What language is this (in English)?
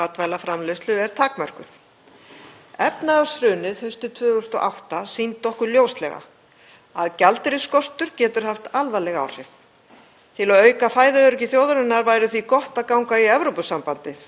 Icelandic